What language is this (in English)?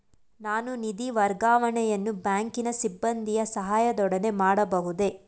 Kannada